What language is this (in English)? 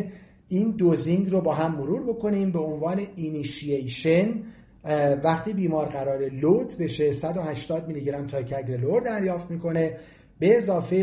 Persian